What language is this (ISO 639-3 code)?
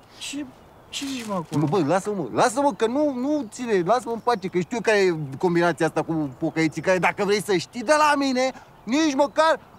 ron